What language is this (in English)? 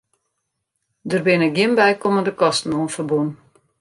Western Frisian